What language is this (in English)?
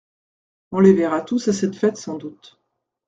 French